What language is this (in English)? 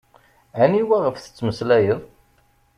Kabyle